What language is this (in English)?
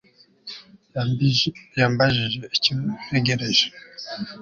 Kinyarwanda